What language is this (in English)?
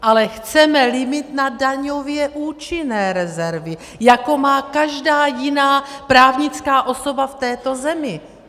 Czech